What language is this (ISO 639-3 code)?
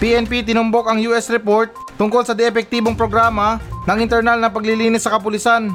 fil